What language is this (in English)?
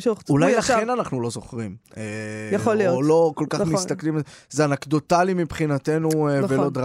Hebrew